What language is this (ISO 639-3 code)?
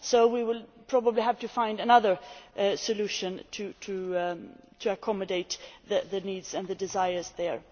eng